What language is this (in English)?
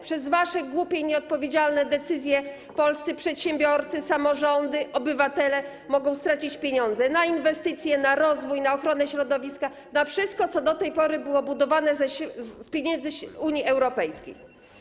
Polish